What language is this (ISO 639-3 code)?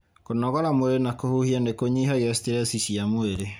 kik